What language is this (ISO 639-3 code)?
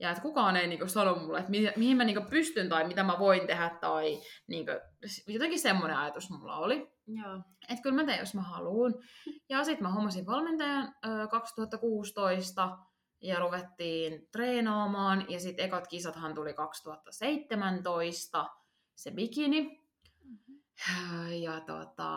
fin